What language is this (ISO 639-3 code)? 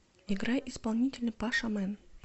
rus